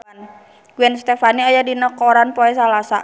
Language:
Sundanese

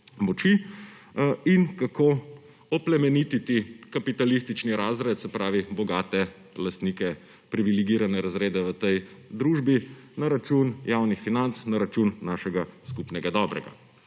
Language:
Slovenian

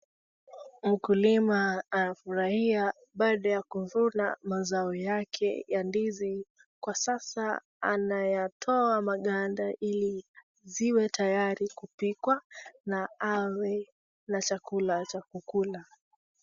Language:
Swahili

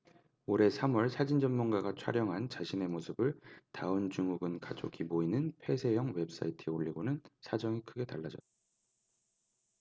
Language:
Korean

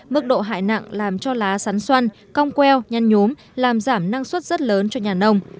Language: Vietnamese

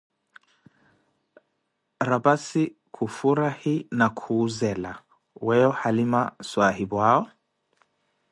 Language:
Koti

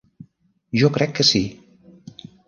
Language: Catalan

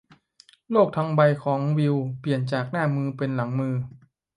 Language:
Thai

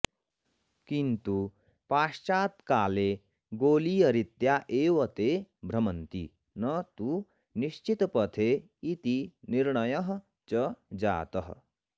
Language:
Sanskrit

